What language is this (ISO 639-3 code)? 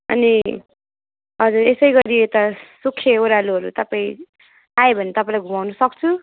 nep